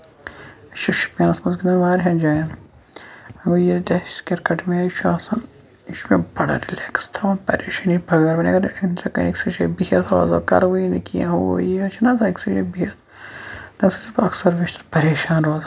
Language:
Kashmiri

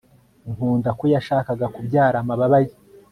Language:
Kinyarwanda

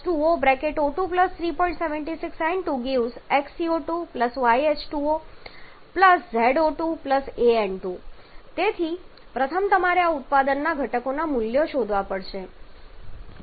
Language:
Gujarati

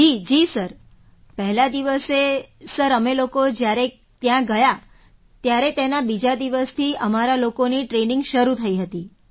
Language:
Gujarati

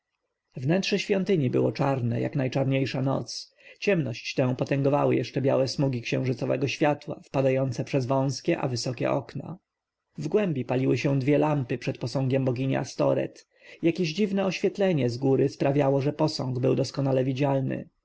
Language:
Polish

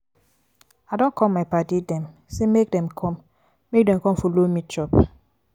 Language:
Nigerian Pidgin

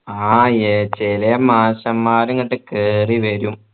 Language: Malayalam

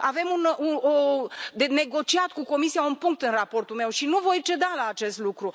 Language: Romanian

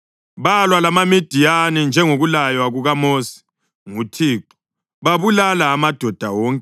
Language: North Ndebele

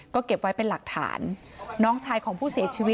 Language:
Thai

